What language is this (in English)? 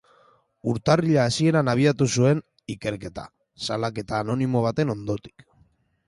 Basque